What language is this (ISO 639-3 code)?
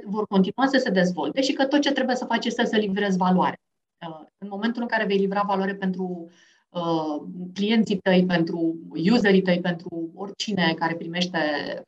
ron